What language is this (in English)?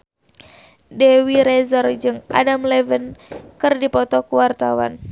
Sundanese